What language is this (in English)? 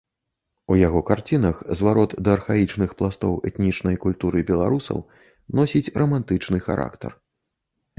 Belarusian